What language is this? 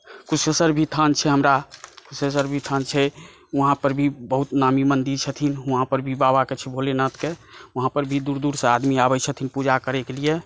Maithili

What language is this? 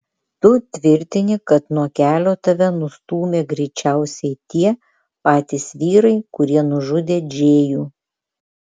Lithuanian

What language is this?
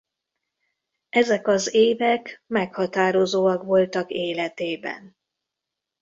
Hungarian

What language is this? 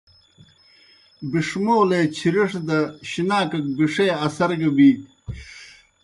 Kohistani Shina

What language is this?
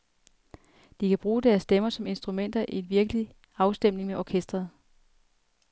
Danish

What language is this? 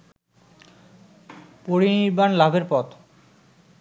Bangla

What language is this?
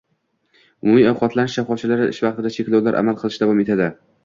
Uzbek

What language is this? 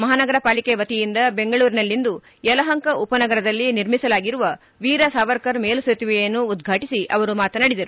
Kannada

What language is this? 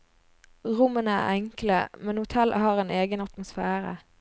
Norwegian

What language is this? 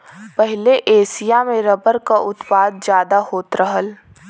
Bhojpuri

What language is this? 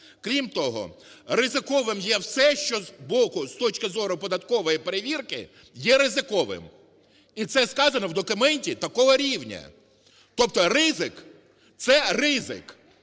Ukrainian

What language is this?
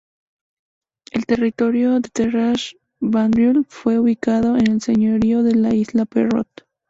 Spanish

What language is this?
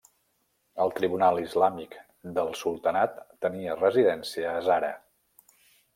Catalan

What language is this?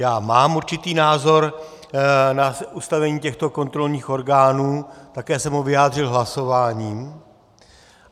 Czech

